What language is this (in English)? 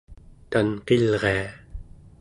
Central Yupik